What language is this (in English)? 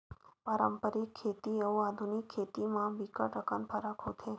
Chhattisgarhi